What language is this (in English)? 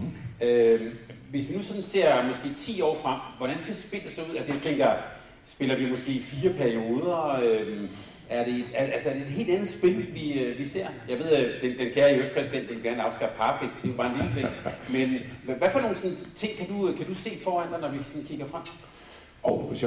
Danish